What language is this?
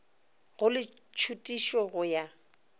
Northern Sotho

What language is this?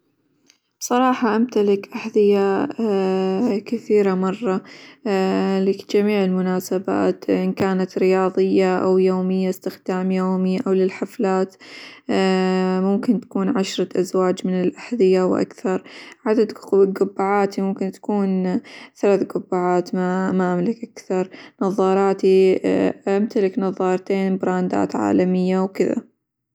Hijazi Arabic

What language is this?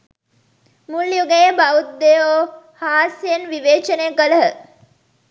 Sinhala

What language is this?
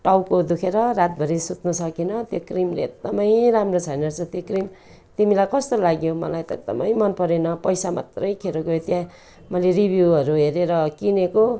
Nepali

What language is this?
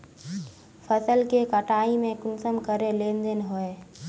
Magahi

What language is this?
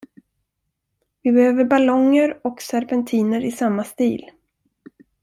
Swedish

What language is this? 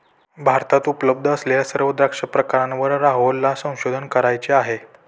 Marathi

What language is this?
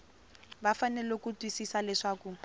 Tsonga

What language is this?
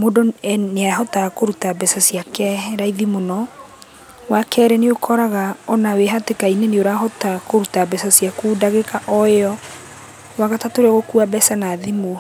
Kikuyu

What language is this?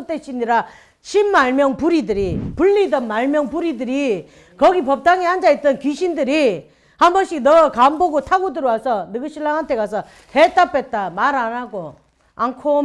Korean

